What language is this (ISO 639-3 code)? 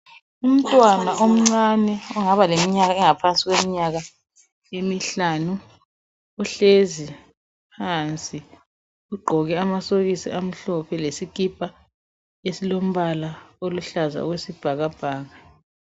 nde